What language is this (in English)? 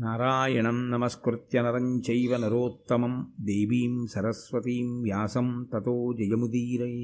Telugu